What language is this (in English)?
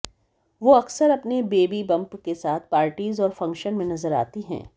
Hindi